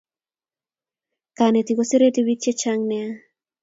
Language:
Kalenjin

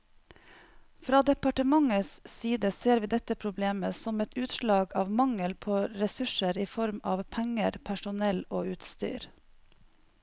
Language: Norwegian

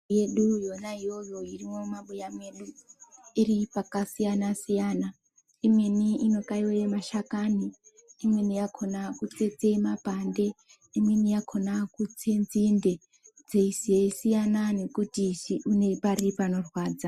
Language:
Ndau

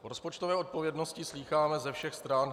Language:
Czech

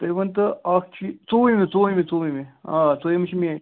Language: Kashmiri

